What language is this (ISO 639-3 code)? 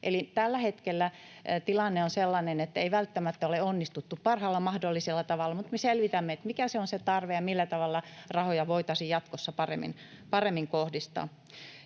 fin